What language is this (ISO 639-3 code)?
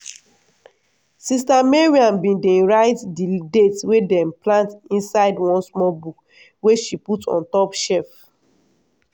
pcm